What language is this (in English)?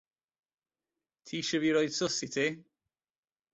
Welsh